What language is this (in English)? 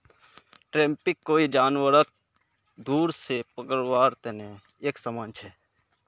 Magahi